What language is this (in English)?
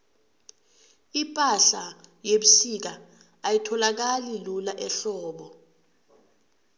South Ndebele